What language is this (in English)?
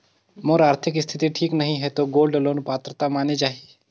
Chhattisgarhi